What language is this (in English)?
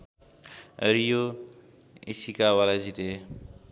Nepali